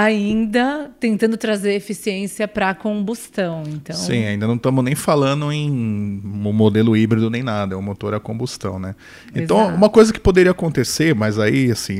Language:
Portuguese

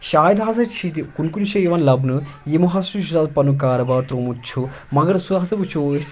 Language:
Kashmiri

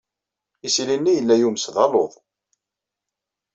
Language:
Kabyle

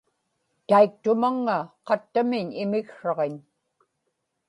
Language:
Inupiaq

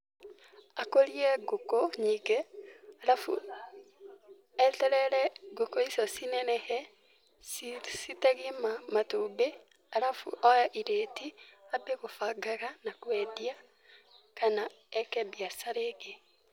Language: Kikuyu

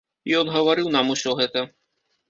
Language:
Belarusian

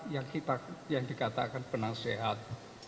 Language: Indonesian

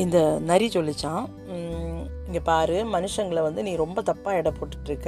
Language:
Tamil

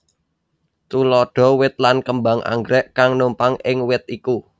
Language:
Javanese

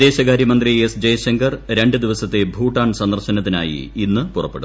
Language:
Malayalam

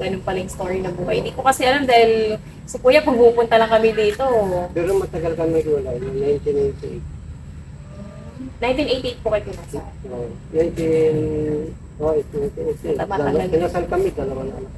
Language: Filipino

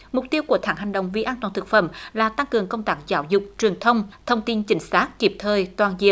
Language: Vietnamese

